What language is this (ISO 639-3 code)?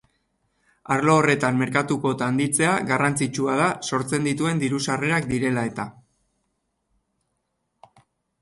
eus